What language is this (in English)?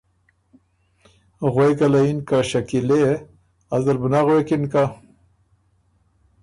Ormuri